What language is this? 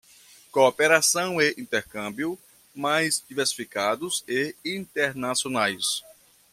Portuguese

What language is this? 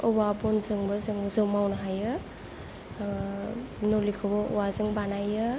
Bodo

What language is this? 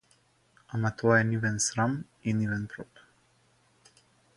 Macedonian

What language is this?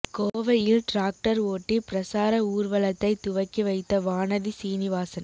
Tamil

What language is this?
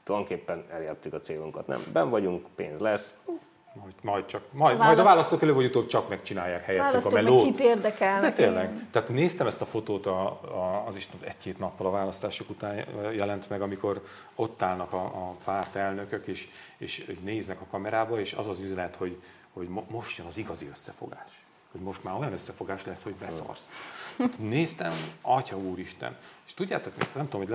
Hungarian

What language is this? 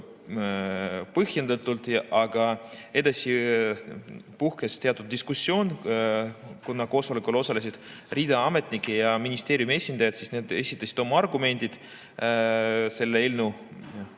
Estonian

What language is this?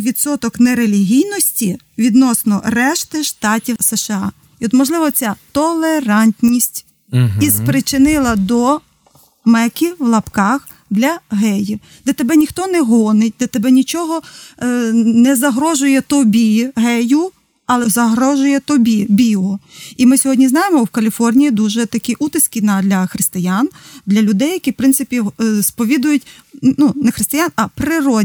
Ukrainian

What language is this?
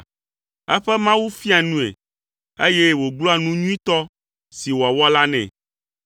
Ewe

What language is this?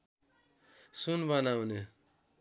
Nepali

